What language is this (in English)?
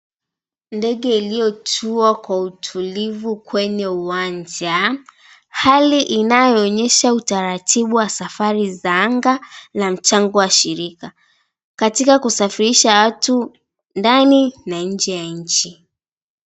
Swahili